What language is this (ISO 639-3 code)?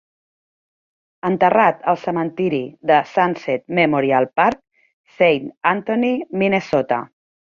cat